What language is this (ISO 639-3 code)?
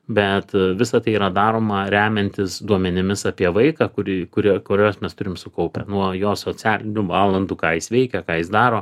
lit